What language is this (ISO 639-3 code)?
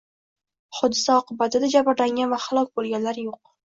uzb